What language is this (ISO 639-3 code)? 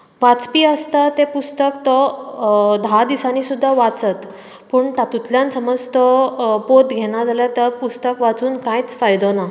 kok